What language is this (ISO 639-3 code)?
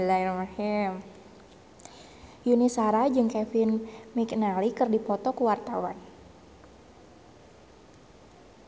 sun